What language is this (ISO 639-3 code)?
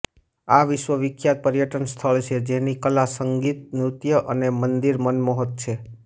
guj